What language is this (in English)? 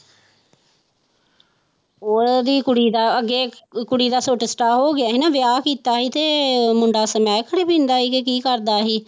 Punjabi